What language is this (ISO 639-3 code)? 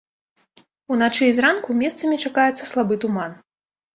bel